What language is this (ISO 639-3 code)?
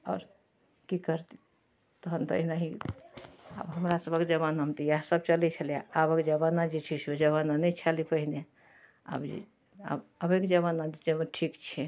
mai